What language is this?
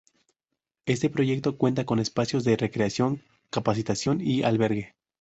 Spanish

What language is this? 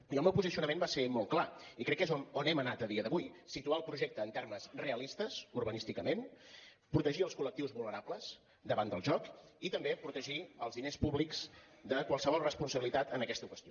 Catalan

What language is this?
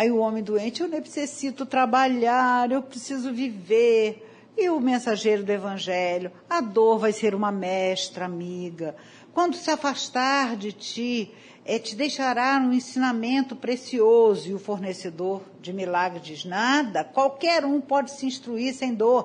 Portuguese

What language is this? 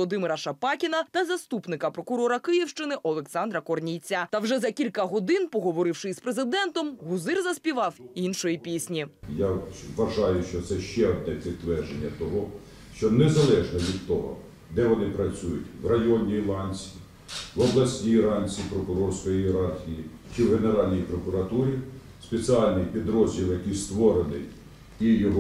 Ukrainian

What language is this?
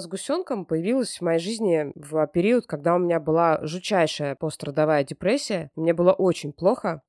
Russian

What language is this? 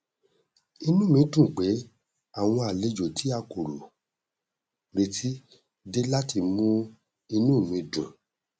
Yoruba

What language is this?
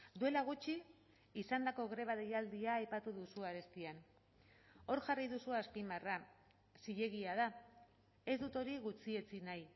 Basque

